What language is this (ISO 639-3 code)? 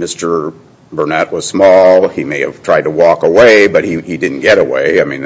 eng